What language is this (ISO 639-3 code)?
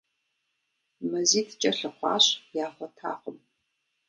kbd